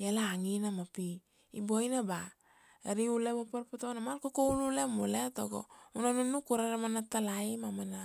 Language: Kuanua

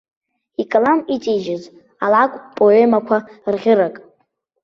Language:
Abkhazian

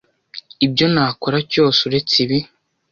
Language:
Kinyarwanda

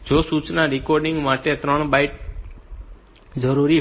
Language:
Gujarati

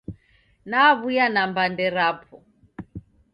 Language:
Taita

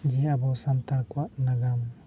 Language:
Santali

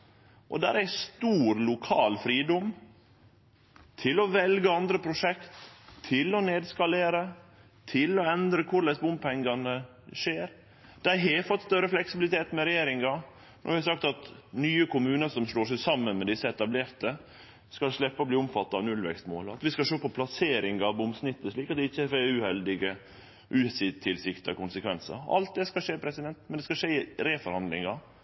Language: Norwegian Nynorsk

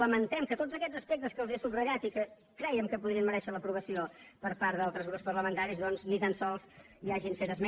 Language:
Catalan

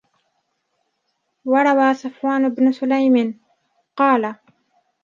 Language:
Arabic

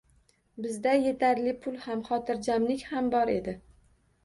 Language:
Uzbek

